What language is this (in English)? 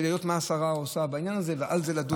Hebrew